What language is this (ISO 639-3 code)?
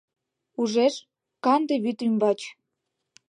chm